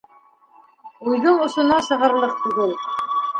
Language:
Bashkir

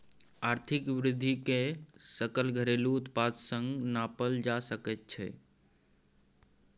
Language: Maithili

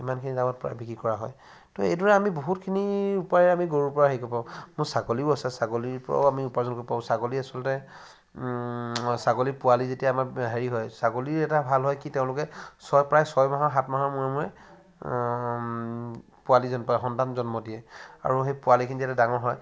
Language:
Assamese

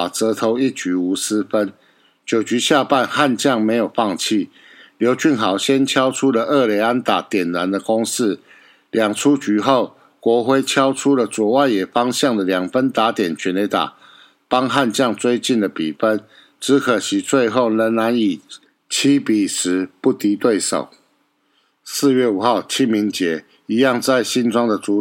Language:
Chinese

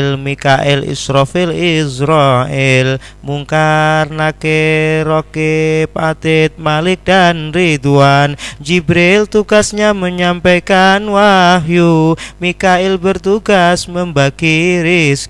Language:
Indonesian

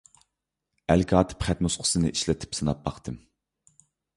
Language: Uyghur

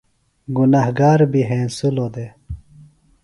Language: Phalura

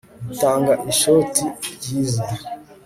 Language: Kinyarwanda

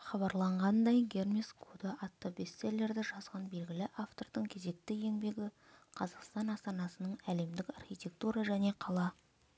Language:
Kazakh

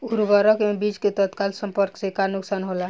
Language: Bhojpuri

